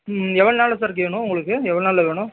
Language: Tamil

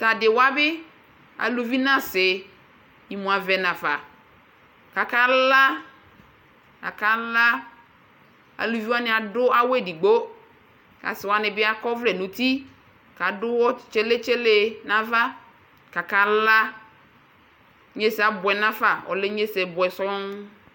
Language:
Ikposo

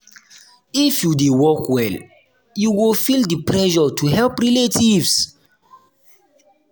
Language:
Nigerian Pidgin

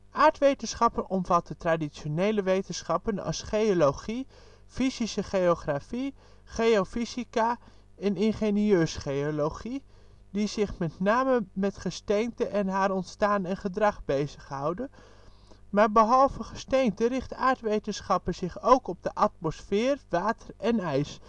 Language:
Dutch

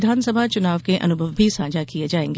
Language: Hindi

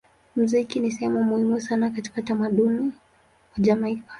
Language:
Swahili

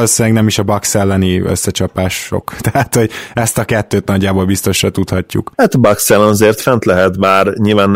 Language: Hungarian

